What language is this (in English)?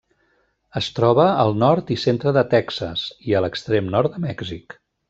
Catalan